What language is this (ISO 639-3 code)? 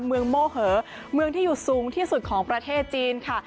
tha